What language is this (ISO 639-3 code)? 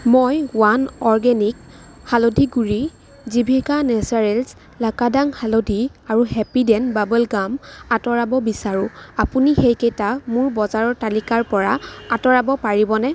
asm